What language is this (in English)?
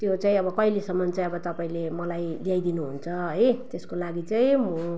Nepali